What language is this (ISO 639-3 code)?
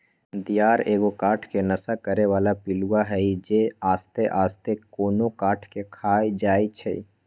mag